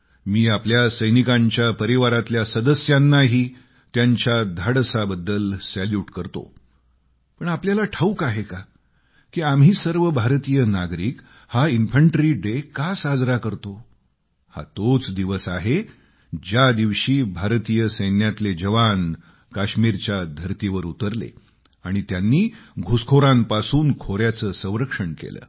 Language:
Marathi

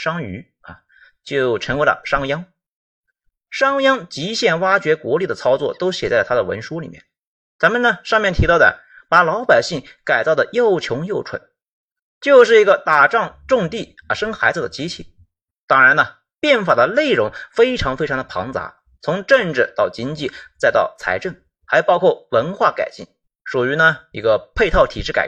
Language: Chinese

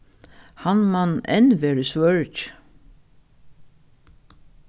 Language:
Faroese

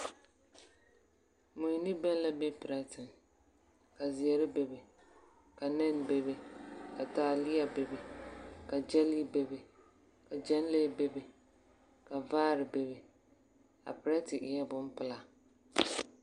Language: Southern Dagaare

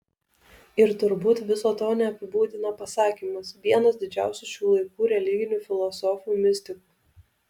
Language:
Lithuanian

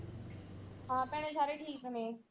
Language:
Punjabi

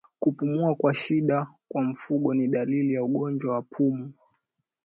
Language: Swahili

